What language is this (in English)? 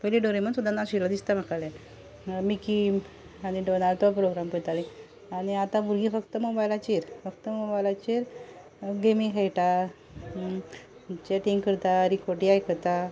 Konkani